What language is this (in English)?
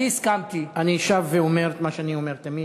Hebrew